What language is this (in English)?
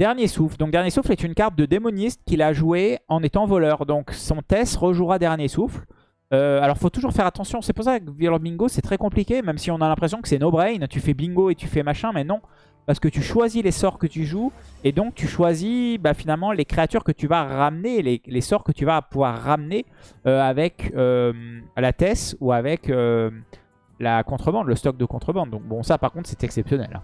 French